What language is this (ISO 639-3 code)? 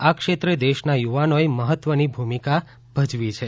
guj